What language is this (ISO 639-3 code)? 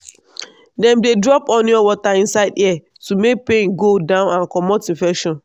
pcm